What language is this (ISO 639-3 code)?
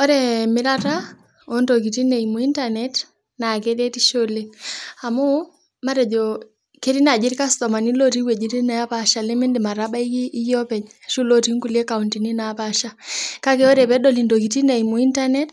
mas